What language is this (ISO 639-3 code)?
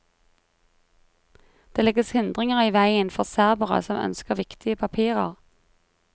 nor